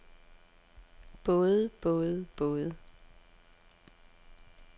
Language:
Danish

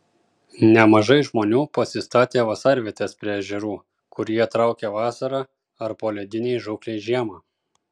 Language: Lithuanian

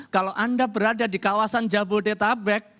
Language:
Indonesian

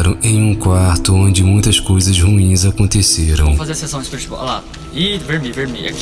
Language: Portuguese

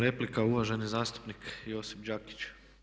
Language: Croatian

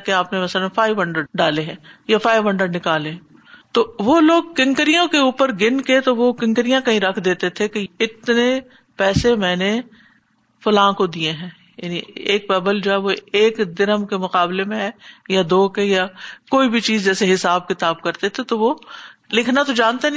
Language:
Urdu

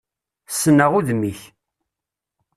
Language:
Kabyle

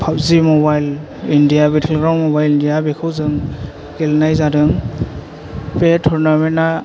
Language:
Bodo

